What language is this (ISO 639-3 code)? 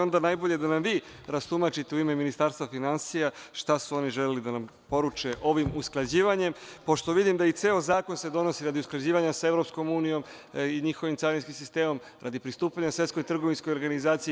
srp